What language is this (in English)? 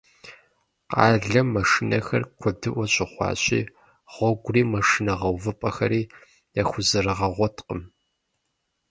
Kabardian